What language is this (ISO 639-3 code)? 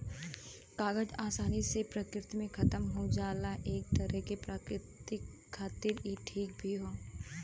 bho